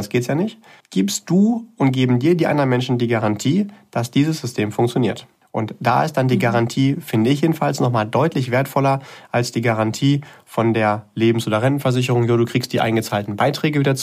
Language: German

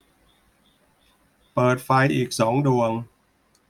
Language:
Thai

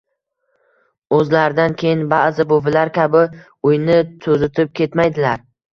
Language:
Uzbek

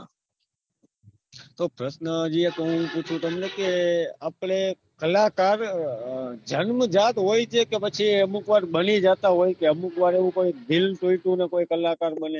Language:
Gujarati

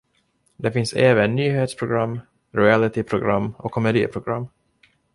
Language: Swedish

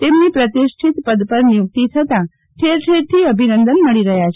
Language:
Gujarati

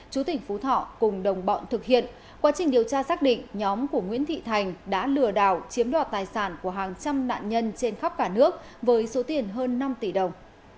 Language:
Vietnamese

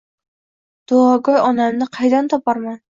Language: Uzbek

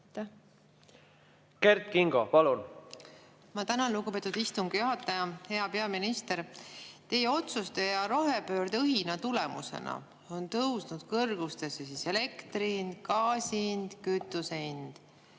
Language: Estonian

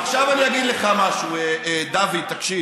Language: Hebrew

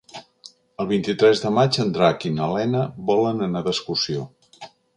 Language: Catalan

